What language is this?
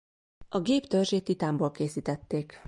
Hungarian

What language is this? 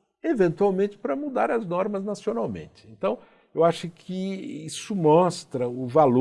Portuguese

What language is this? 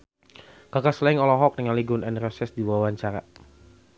Sundanese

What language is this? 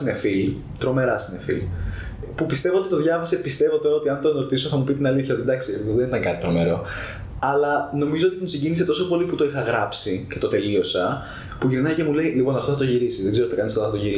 Greek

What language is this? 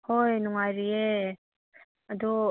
Manipuri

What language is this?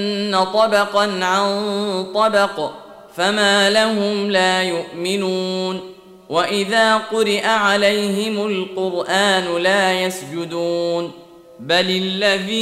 Arabic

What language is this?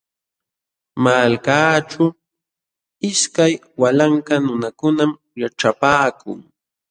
Jauja Wanca Quechua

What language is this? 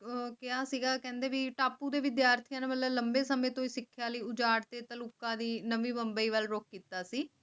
Punjabi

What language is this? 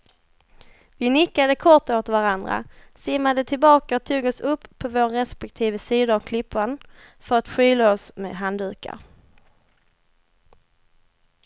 Swedish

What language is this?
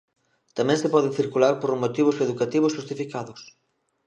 Galician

